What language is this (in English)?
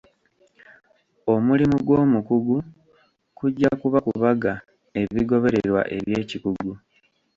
Ganda